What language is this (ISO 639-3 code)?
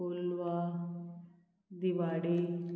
kok